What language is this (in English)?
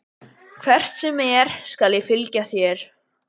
Icelandic